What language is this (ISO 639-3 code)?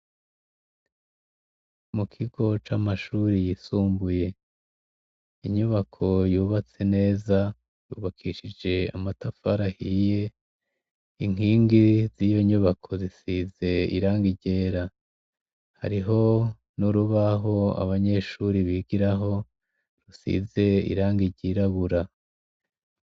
run